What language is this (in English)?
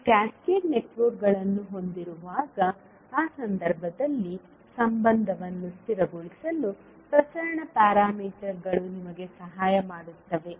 Kannada